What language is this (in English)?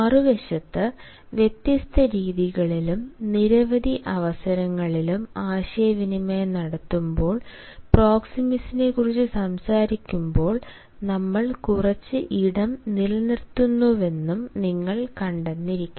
Malayalam